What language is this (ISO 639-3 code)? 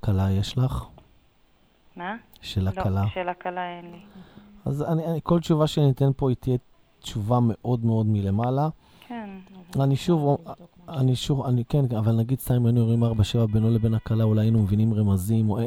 heb